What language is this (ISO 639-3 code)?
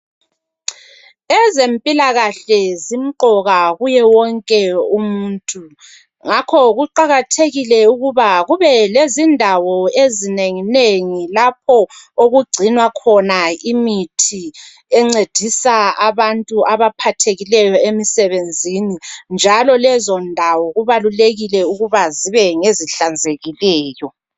nde